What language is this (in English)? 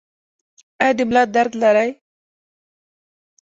Pashto